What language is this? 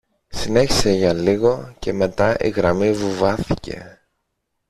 Greek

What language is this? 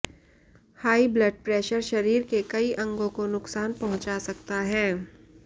Hindi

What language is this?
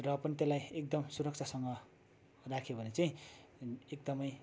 Nepali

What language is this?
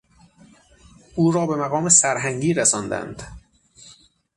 Persian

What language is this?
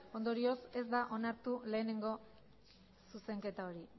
Basque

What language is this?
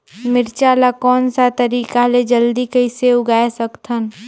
Chhattisgarhi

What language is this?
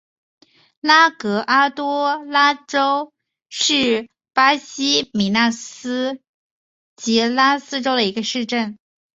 Chinese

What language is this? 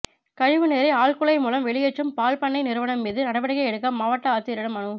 Tamil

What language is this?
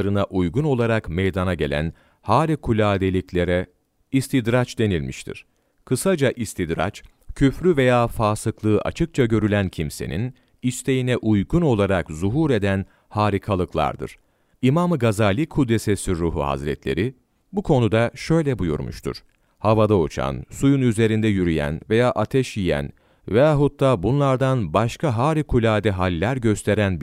Turkish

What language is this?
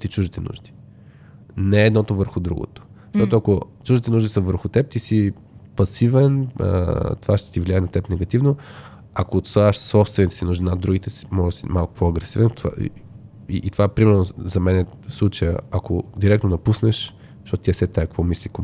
Bulgarian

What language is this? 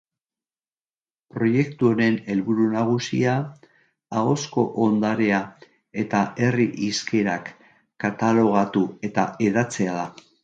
Basque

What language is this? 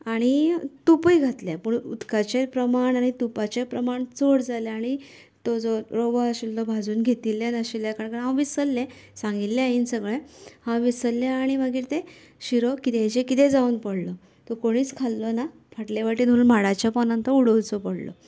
Konkani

